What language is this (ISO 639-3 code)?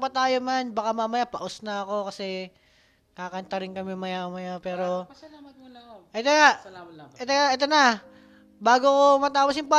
fil